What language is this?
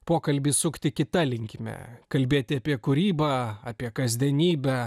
Lithuanian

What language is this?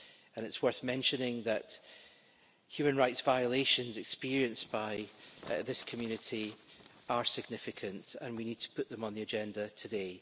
English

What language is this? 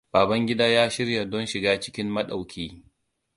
Hausa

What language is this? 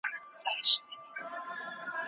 Pashto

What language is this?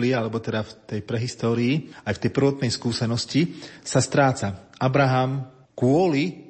Slovak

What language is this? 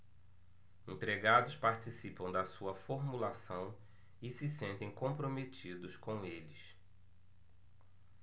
Portuguese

